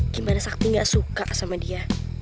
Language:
Indonesian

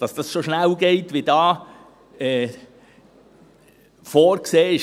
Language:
Swiss German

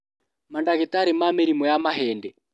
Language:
Kikuyu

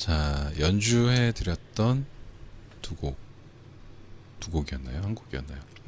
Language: Korean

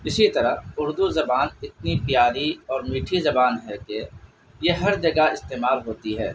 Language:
Urdu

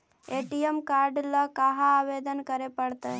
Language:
Magahi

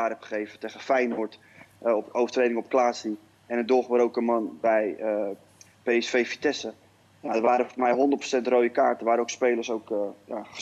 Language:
Dutch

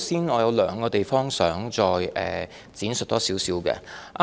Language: Cantonese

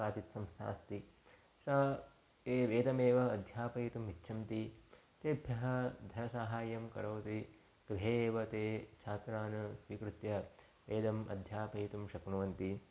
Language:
Sanskrit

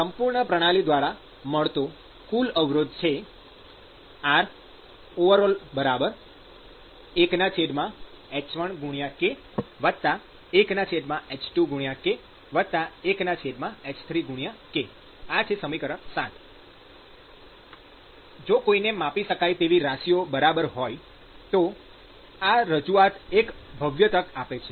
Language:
Gujarati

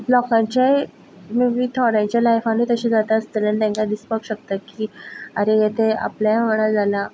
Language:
Konkani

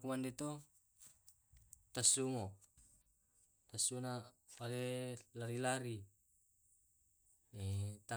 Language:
Tae'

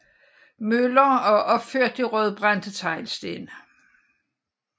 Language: Danish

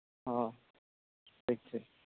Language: Santali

